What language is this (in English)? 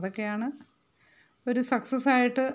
Malayalam